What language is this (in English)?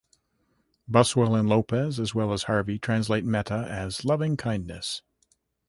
English